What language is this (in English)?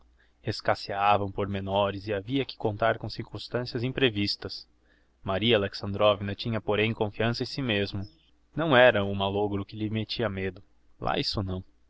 Portuguese